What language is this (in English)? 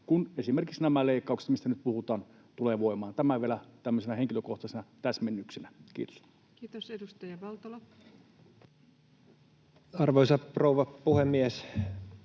Finnish